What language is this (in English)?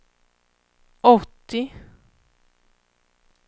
Swedish